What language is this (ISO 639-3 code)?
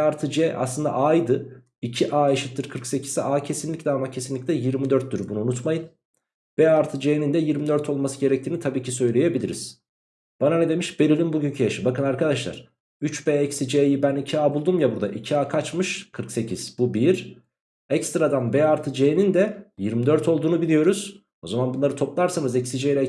tur